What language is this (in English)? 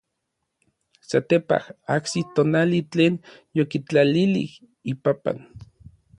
Orizaba Nahuatl